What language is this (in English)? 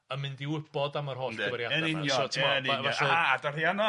Welsh